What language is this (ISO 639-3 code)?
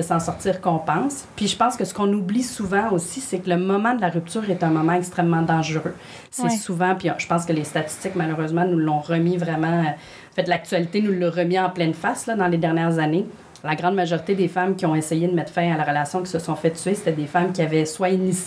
fra